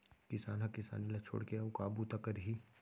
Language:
Chhattisgarhi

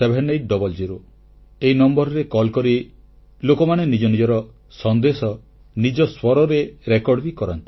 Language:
Odia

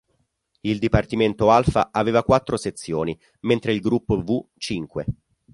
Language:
Italian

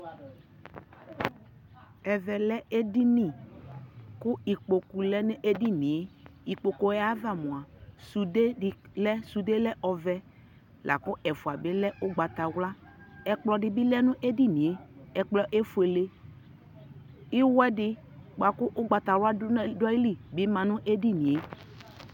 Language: Ikposo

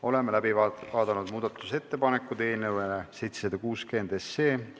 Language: Estonian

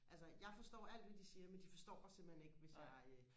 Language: Danish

